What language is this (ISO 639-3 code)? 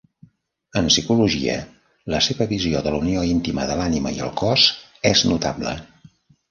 cat